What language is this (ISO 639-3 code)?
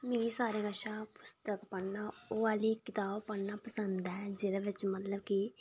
doi